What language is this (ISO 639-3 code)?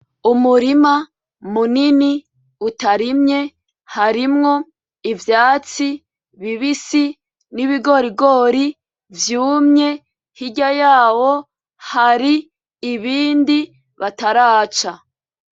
run